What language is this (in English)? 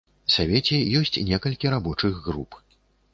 Belarusian